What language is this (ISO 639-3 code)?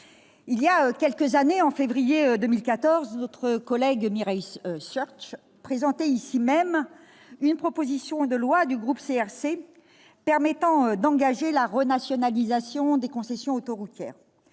fra